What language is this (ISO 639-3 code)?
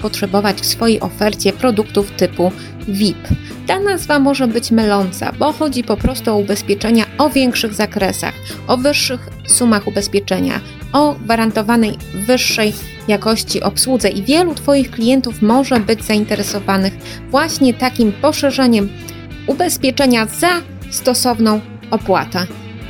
pol